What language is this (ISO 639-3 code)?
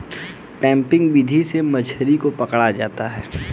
hin